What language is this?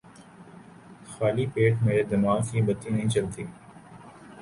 Urdu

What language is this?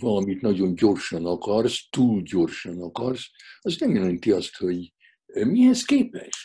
Hungarian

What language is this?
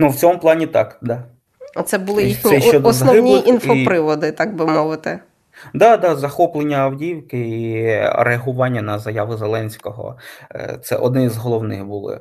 Ukrainian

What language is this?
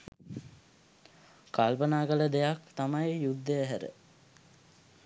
Sinhala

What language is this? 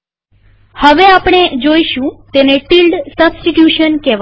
Gujarati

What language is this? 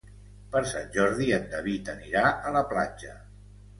Catalan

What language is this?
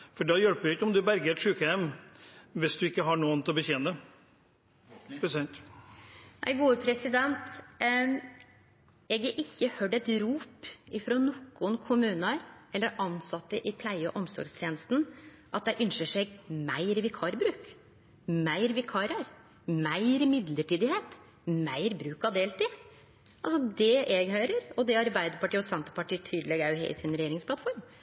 Norwegian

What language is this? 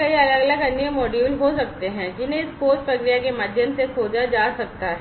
Hindi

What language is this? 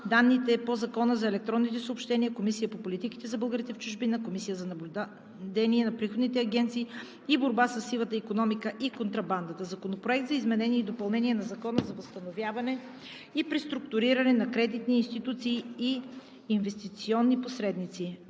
Bulgarian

